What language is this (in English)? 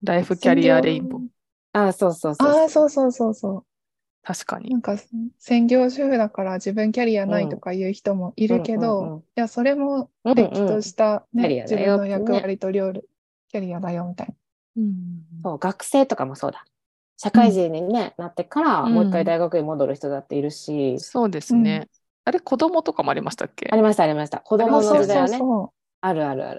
Japanese